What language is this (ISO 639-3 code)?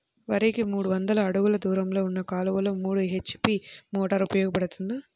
tel